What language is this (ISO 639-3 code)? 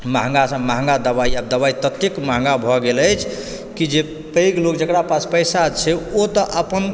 mai